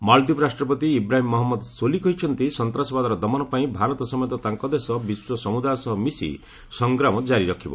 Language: Odia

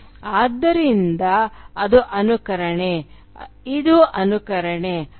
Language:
Kannada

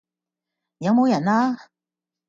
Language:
Cantonese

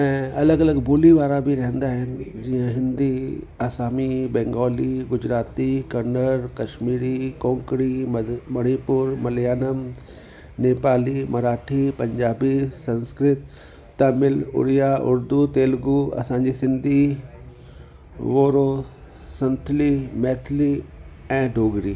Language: Sindhi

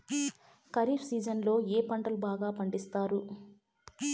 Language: Telugu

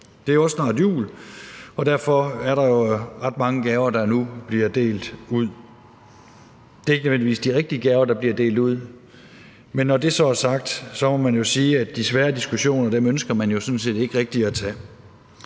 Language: Danish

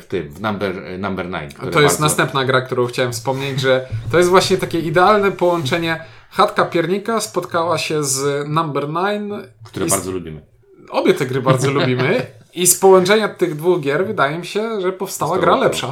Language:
Polish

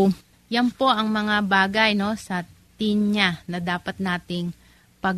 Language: Filipino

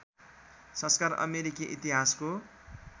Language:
Nepali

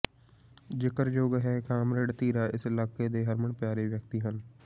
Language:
Punjabi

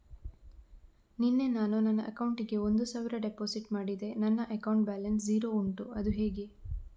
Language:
Kannada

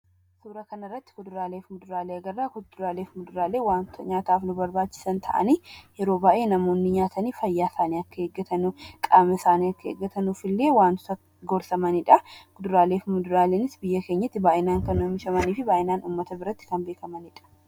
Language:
Oromo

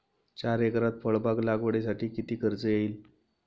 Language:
Marathi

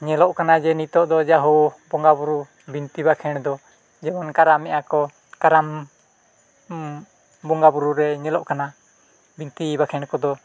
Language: Santali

